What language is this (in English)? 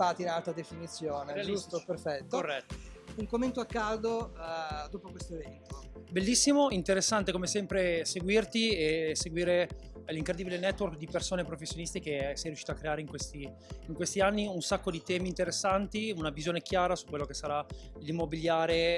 Italian